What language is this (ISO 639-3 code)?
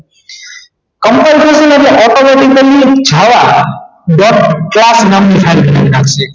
guj